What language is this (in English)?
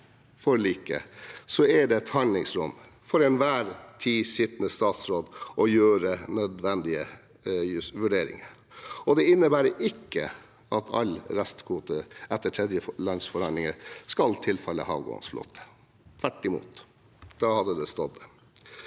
Norwegian